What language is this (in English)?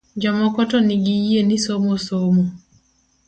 Luo (Kenya and Tanzania)